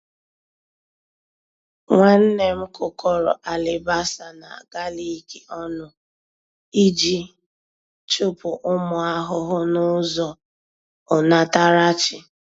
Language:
Igbo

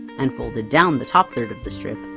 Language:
English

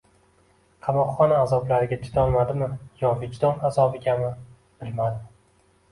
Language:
Uzbek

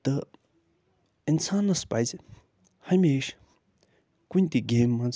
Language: Kashmiri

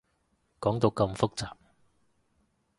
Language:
Cantonese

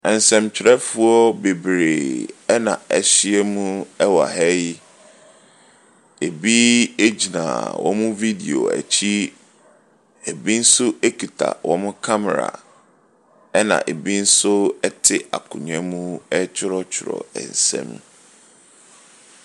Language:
Akan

